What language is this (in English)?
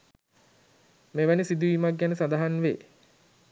Sinhala